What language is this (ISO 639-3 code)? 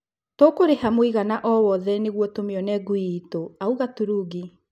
kik